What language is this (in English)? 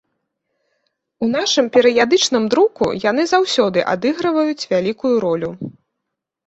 Belarusian